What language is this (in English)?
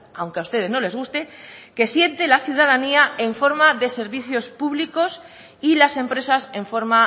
Spanish